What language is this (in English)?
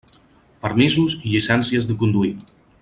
Catalan